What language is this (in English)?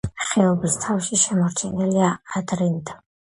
Georgian